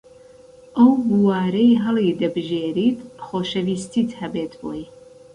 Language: Central Kurdish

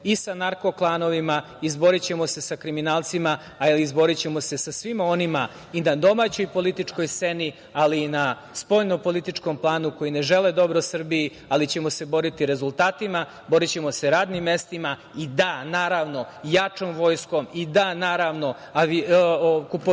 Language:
Serbian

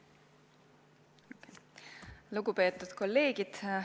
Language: Estonian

